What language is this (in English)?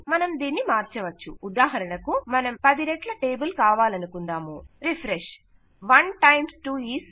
Telugu